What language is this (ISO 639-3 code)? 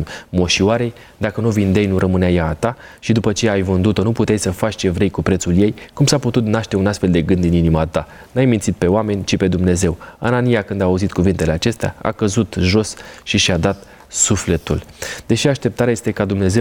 ron